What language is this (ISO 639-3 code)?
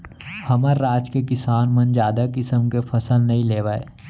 hne